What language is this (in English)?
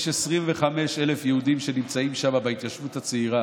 Hebrew